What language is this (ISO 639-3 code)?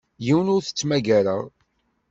kab